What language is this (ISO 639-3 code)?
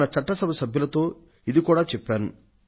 tel